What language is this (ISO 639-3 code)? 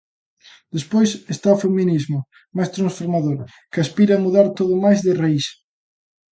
glg